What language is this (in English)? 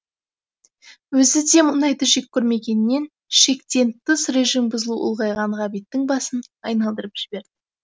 Kazakh